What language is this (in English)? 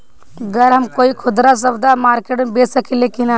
Bhojpuri